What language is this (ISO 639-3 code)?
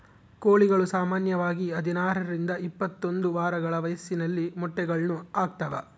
kan